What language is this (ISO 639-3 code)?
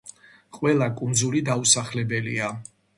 kat